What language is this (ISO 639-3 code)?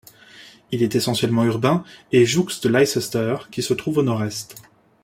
fra